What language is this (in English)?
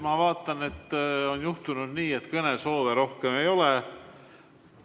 Estonian